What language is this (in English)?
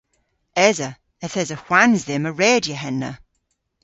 Cornish